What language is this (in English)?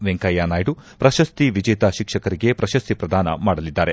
Kannada